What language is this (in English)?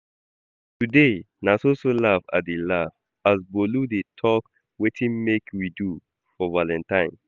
Nigerian Pidgin